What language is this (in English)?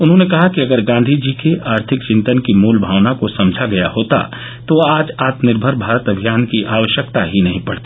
Hindi